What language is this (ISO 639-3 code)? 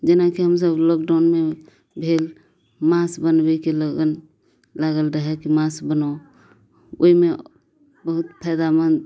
mai